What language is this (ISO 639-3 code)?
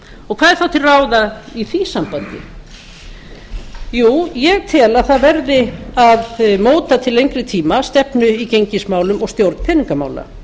isl